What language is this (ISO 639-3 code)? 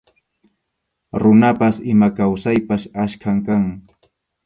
qxu